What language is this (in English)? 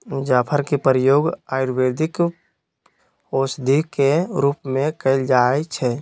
Magahi